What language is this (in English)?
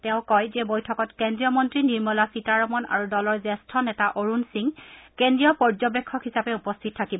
Assamese